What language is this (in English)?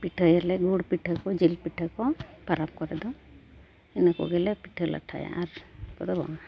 Santali